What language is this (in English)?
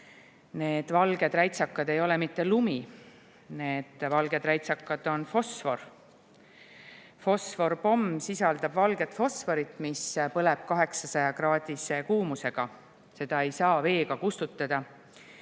Estonian